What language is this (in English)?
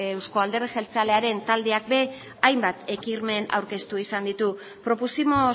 Basque